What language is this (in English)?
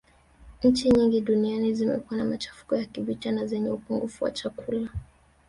Swahili